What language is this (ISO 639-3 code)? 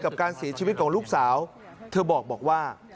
tha